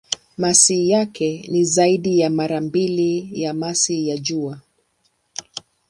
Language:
Swahili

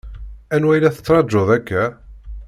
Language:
Kabyle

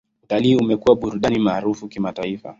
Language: Swahili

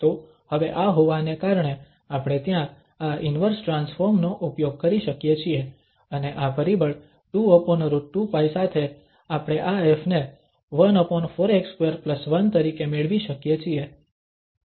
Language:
Gujarati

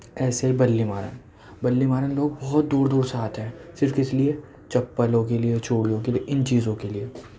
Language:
Urdu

